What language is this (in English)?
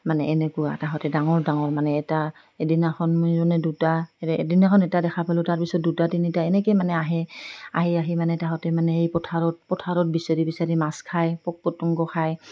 Assamese